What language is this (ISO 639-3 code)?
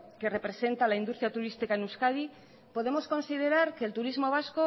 spa